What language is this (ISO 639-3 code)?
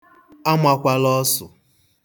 ibo